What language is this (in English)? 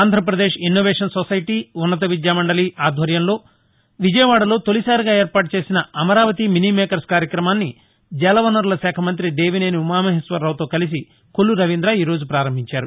Telugu